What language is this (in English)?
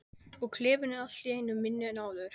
Icelandic